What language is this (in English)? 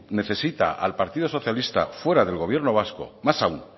Spanish